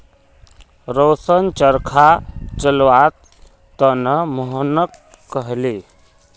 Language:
Magahi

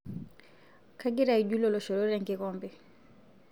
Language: Masai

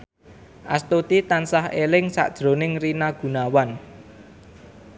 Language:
Javanese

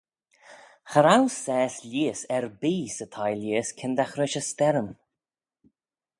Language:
Manx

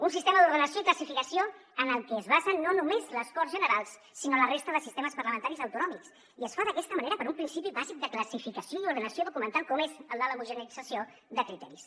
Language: Catalan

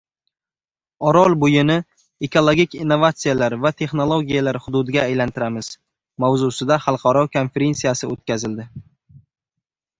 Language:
Uzbek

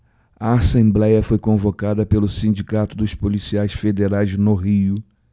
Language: Portuguese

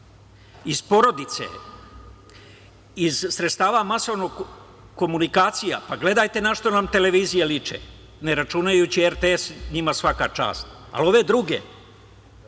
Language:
Serbian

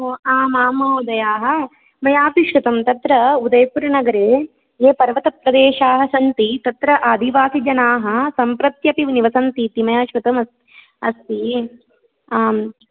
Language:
Sanskrit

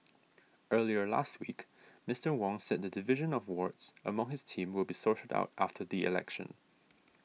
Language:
English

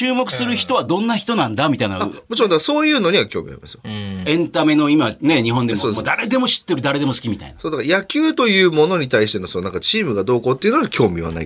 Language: Japanese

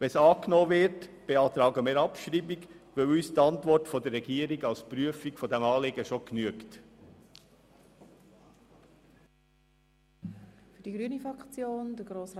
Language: Swiss German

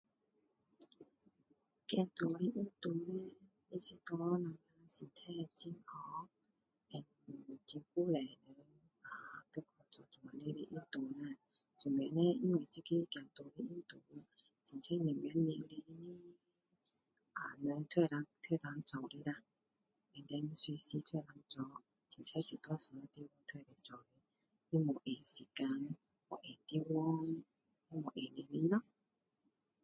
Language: Min Dong Chinese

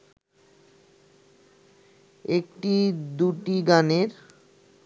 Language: Bangla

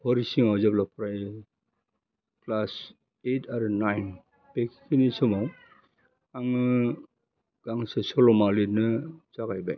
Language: Bodo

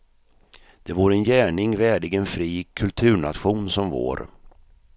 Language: Swedish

